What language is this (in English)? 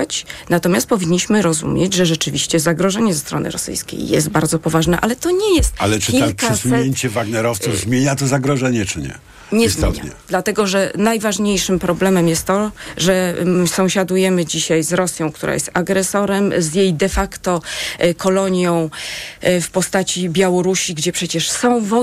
Polish